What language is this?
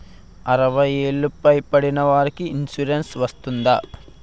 Telugu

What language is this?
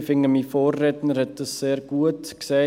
Swiss German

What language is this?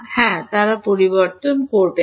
Bangla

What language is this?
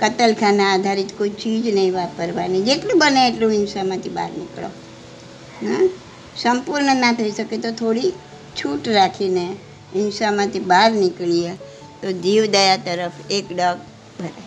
Gujarati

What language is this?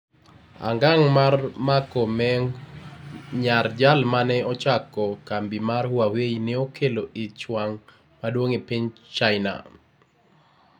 Luo (Kenya and Tanzania)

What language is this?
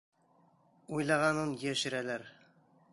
Bashkir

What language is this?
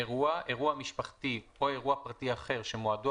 Hebrew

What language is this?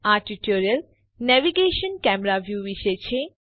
Gujarati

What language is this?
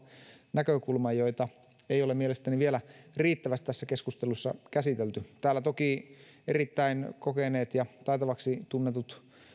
Finnish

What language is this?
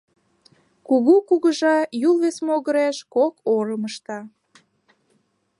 Mari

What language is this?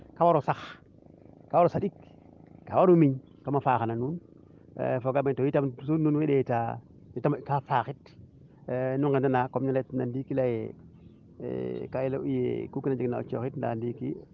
Serer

